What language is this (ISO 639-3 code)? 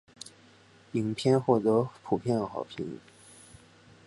zho